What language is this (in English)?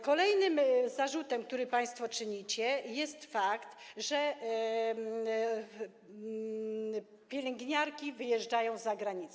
Polish